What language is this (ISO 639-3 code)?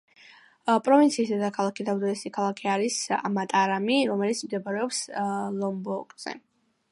kat